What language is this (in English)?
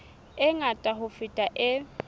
Southern Sotho